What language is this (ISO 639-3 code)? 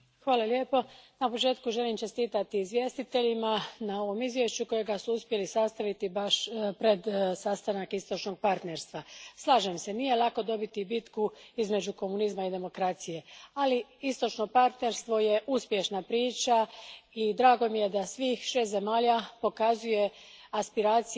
hrv